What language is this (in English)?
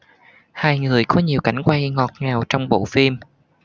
Vietnamese